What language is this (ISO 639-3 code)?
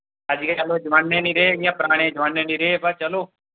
doi